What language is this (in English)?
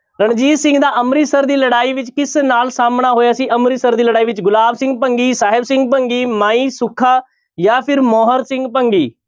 Punjabi